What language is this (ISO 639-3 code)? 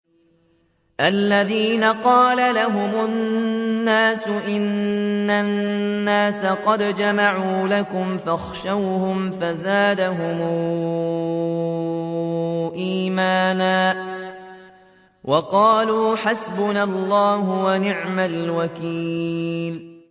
ara